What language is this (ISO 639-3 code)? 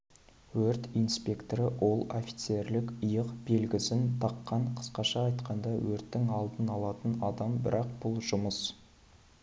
kaz